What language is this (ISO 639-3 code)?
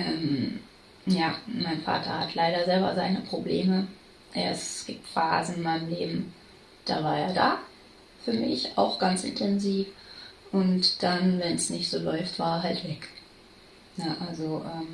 deu